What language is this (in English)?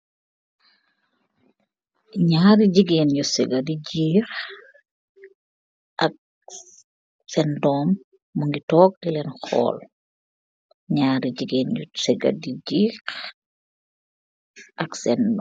Wolof